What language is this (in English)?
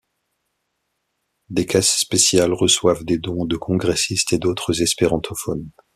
French